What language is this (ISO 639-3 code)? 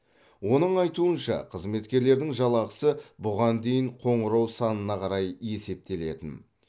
kaz